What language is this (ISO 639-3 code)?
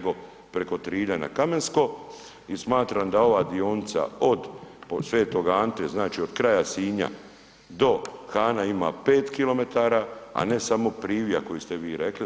hrv